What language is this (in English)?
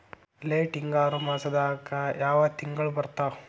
Kannada